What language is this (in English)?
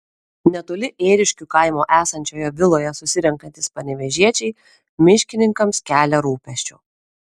Lithuanian